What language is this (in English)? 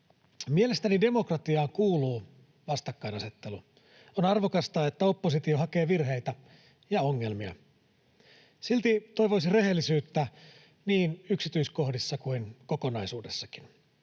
Finnish